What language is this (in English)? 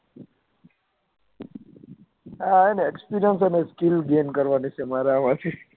Gujarati